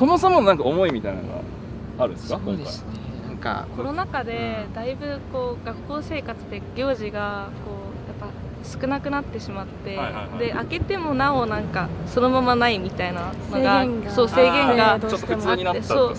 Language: Japanese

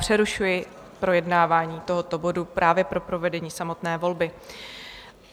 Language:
Czech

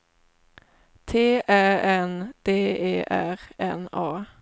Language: Swedish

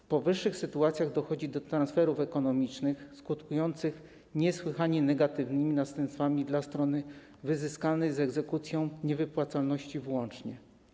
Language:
Polish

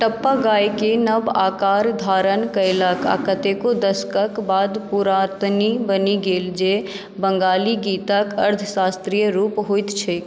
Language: Maithili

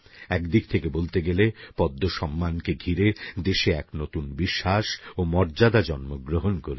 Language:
Bangla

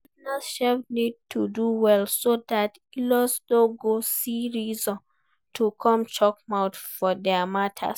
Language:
Nigerian Pidgin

